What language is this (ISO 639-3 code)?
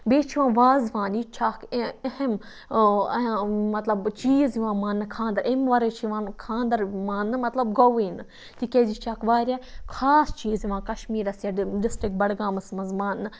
kas